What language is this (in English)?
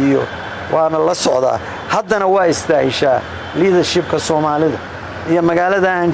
Arabic